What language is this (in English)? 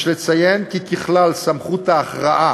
Hebrew